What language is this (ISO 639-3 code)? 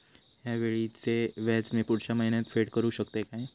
mar